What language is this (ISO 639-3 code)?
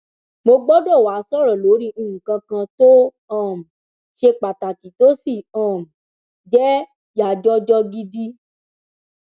yor